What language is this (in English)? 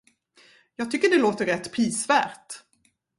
Swedish